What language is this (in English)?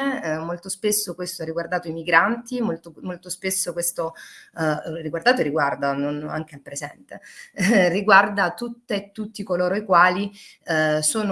Italian